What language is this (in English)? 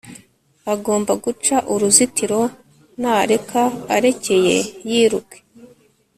Kinyarwanda